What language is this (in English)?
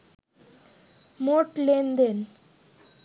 Bangla